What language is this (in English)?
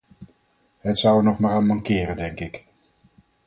Dutch